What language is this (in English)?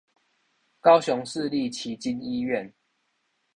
Chinese